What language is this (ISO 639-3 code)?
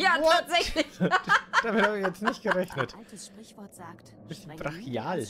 deu